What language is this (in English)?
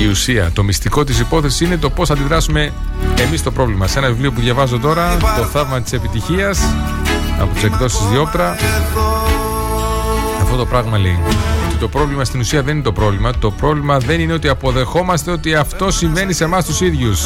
Greek